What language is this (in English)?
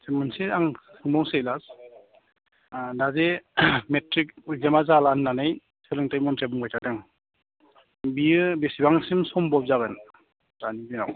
Bodo